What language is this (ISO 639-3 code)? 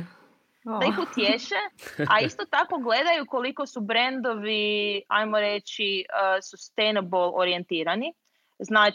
hrv